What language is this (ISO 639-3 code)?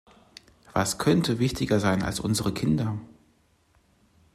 deu